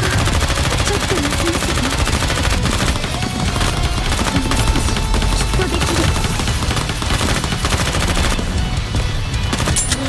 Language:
Japanese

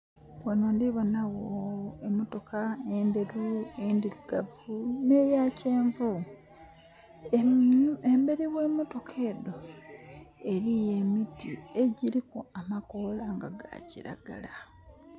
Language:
Soga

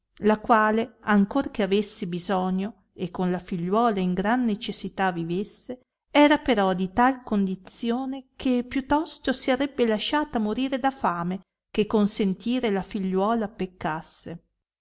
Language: Italian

